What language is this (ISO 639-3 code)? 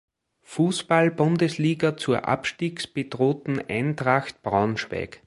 deu